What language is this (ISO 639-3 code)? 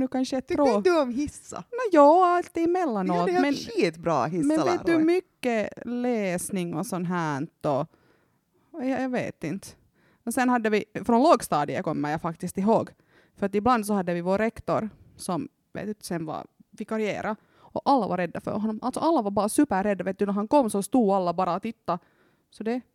swe